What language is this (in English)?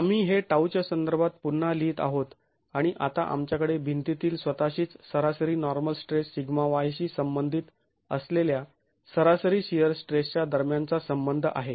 Marathi